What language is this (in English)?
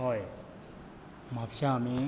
Konkani